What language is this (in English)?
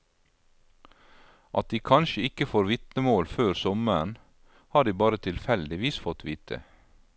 Norwegian